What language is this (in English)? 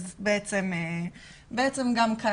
Hebrew